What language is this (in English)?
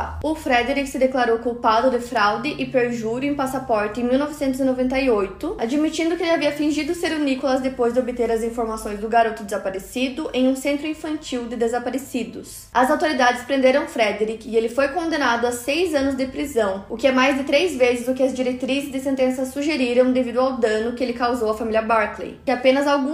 Portuguese